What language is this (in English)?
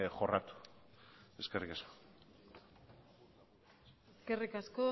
Basque